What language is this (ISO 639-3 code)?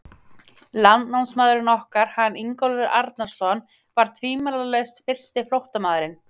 isl